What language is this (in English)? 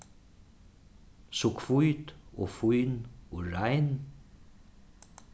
Faroese